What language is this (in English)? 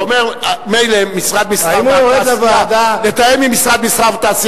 Hebrew